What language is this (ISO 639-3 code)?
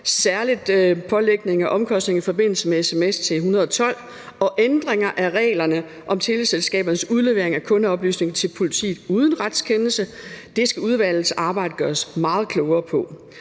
dan